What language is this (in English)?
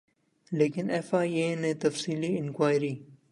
Urdu